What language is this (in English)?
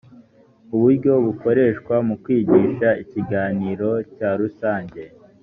Kinyarwanda